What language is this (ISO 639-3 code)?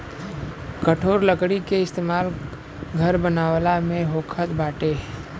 bho